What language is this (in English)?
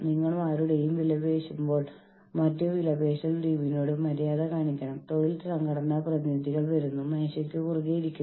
Malayalam